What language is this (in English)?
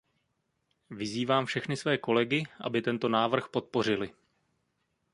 Czech